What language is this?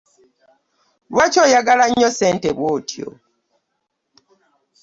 Ganda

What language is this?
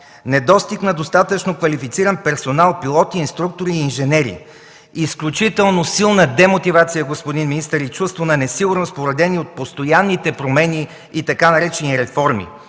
Bulgarian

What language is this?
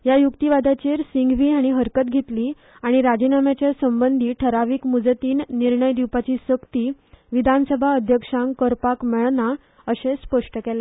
Konkani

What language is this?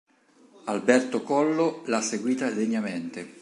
Italian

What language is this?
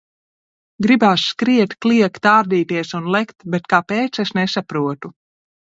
Latvian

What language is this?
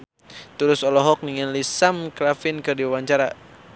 Sundanese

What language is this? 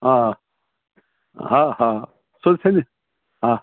Sindhi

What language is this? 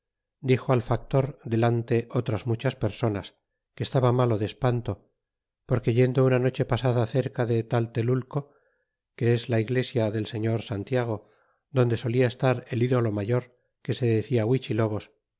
Spanish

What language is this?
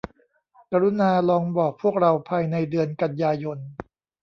Thai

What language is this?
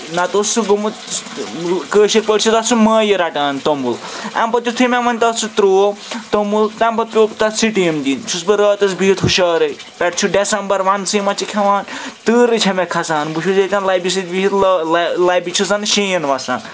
Kashmiri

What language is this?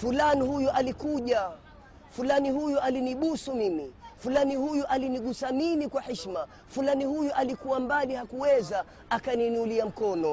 Swahili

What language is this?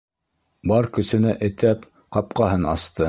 Bashkir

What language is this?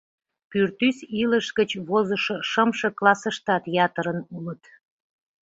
Mari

